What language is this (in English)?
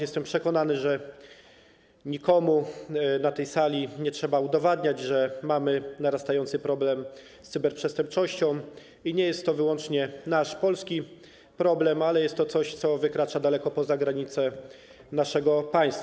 Polish